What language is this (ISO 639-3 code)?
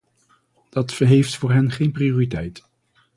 nld